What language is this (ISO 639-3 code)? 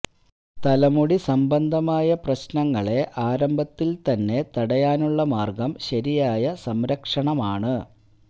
mal